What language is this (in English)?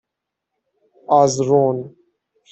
Persian